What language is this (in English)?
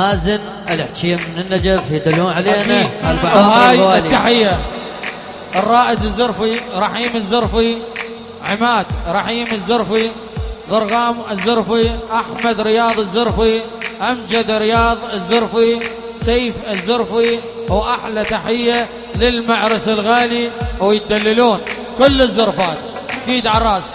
Arabic